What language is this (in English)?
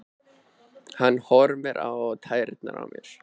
Icelandic